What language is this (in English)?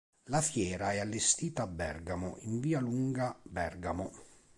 Italian